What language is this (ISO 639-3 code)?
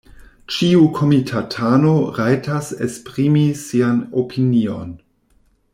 epo